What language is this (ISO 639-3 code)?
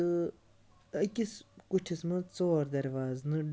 kas